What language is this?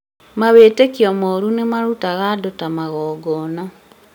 Kikuyu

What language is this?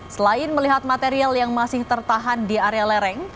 Indonesian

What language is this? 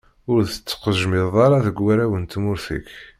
Kabyle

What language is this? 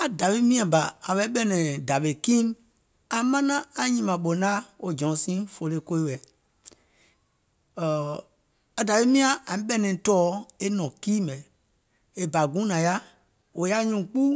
Gola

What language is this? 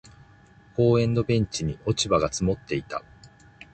Japanese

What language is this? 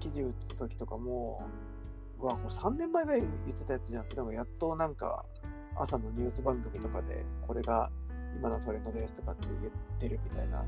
Japanese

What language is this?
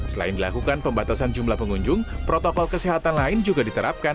Indonesian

